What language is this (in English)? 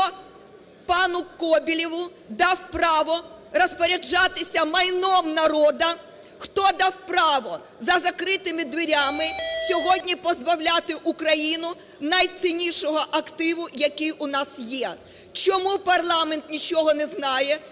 Ukrainian